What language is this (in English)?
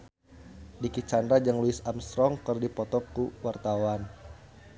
Sundanese